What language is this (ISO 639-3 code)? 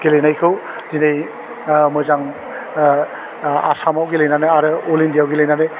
brx